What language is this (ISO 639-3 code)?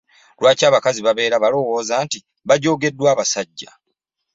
lug